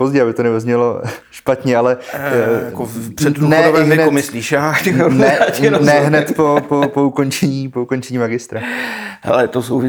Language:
Czech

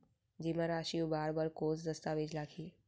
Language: Chhattisgarhi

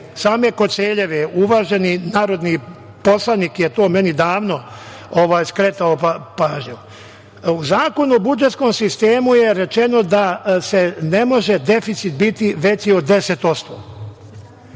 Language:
Serbian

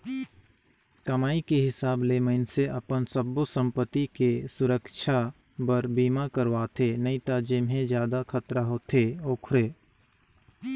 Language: Chhattisgarhi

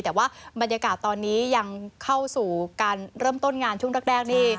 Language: Thai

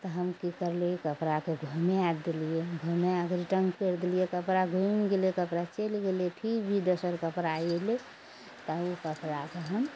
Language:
Maithili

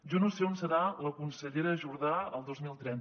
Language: Catalan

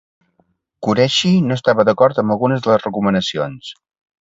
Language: Catalan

